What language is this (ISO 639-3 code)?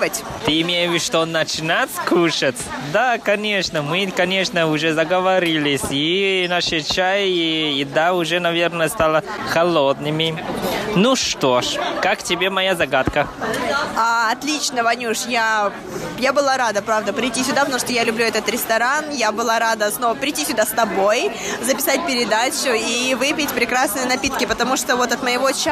rus